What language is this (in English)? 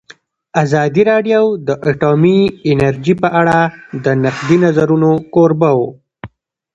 Pashto